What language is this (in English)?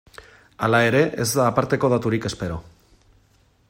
Basque